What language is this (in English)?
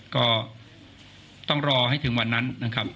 Thai